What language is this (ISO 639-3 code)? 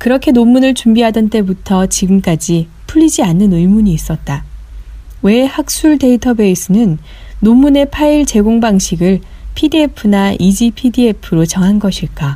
kor